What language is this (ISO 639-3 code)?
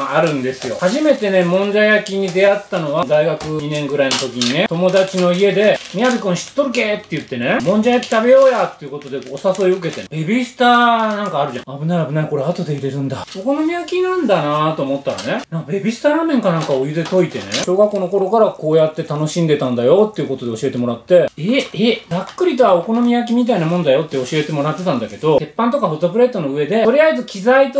jpn